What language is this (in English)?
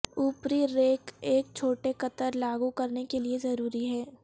Urdu